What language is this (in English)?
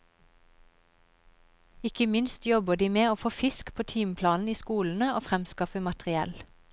Norwegian